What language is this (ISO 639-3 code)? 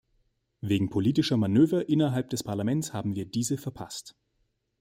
deu